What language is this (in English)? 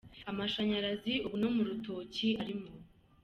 Kinyarwanda